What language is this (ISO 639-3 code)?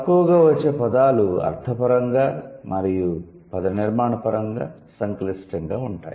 tel